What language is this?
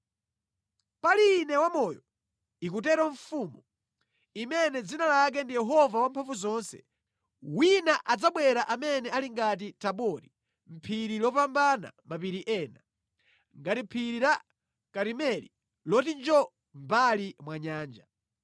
Nyanja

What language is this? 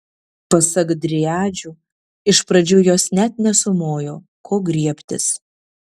Lithuanian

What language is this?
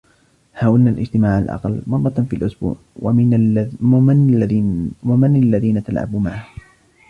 Arabic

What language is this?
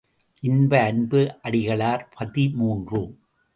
Tamil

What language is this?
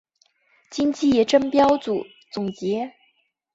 Chinese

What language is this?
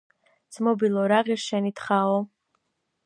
Georgian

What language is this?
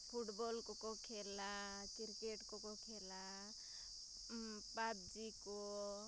Santali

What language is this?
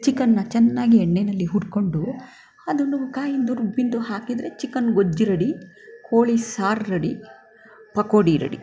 Kannada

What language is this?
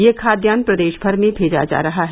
Hindi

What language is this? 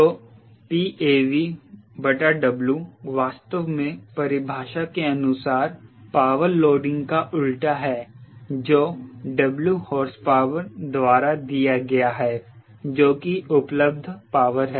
Hindi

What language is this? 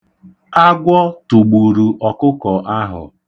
Igbo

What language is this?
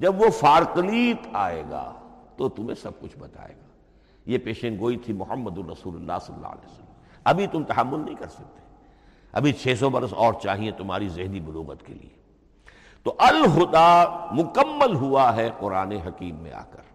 Urdu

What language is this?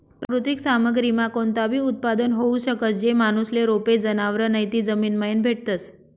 Marathi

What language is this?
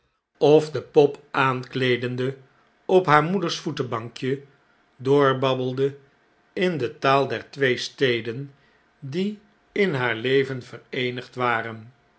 Dutch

